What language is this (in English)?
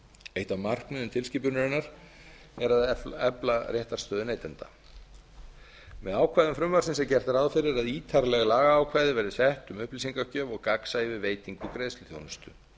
Icelandic